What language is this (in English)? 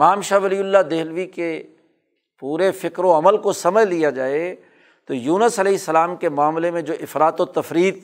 Urdu